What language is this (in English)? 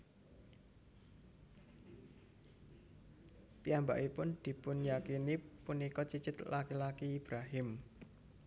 Javanese